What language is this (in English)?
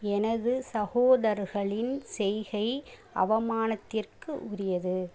Tamil